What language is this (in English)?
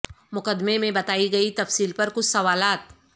Urdu